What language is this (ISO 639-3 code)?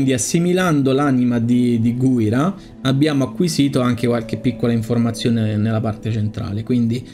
ita